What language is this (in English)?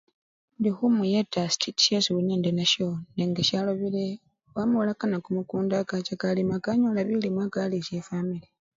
Luyia